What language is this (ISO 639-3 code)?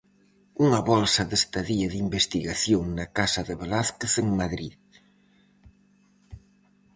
glg